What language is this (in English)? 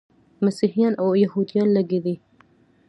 Pashto